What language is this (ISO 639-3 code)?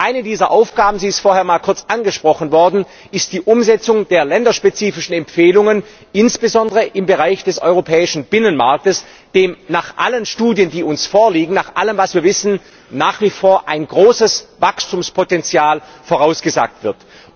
deu